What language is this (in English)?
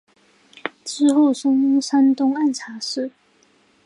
Chinese